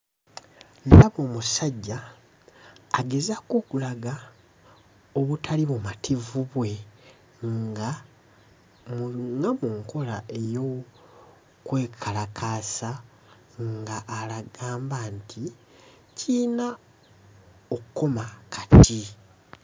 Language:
Ganda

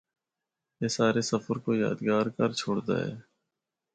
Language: Northern Hindko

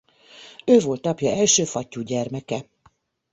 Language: Hungarian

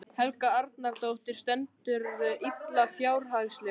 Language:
Icelandic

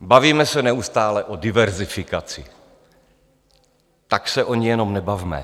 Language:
Czech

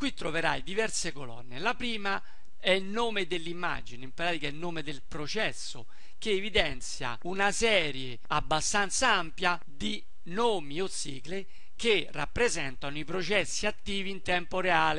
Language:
Italian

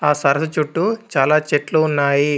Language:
Telugu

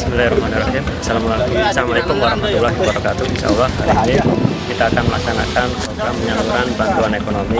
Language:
Indonesian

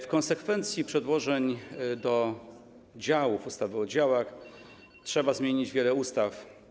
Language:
Polish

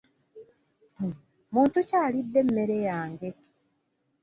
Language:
Ganda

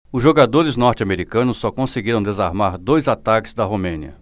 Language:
Portuguese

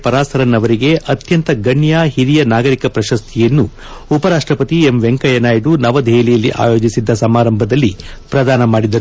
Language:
Kannada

